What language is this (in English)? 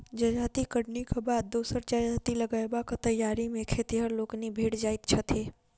Maithili